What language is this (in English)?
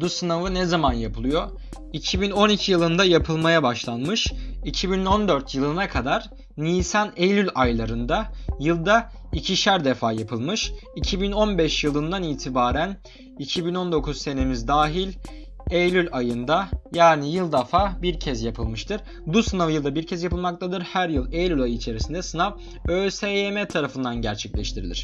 Turkish